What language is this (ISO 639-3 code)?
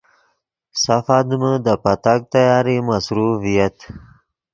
ydg